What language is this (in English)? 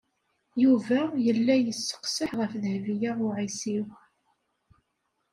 Kabyle